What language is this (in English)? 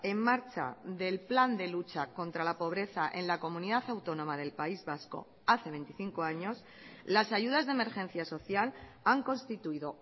Spanish